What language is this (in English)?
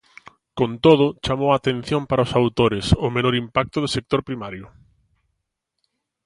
Galician